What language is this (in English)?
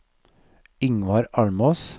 Norwegian